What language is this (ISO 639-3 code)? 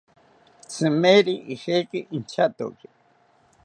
cpy